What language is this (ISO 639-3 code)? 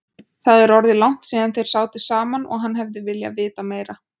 isl